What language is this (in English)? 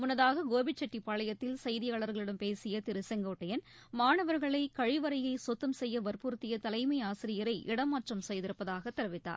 Tamil